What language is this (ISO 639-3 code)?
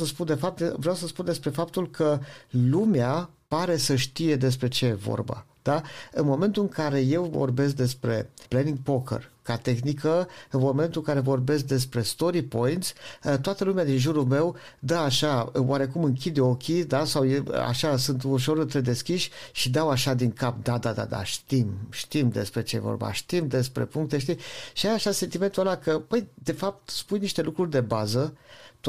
ron